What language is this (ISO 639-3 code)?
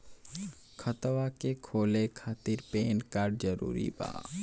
bho